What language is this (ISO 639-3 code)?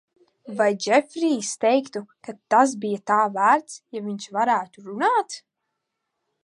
lav